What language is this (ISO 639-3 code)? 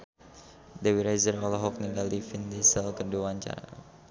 sun